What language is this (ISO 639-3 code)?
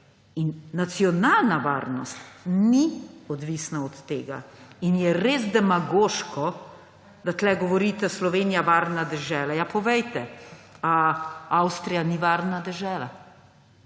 slv